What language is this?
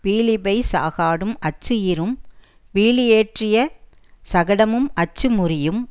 Tamil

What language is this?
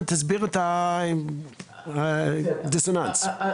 Hebrew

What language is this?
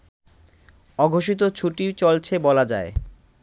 Bangla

